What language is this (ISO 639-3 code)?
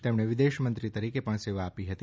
guj